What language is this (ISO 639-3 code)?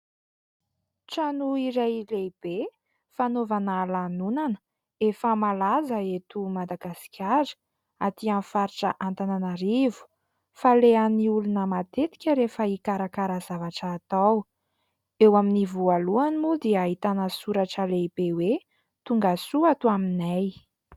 mlg